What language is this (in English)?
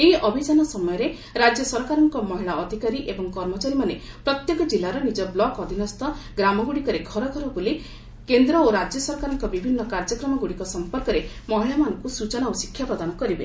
Odia